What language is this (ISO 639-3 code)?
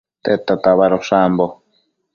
mcf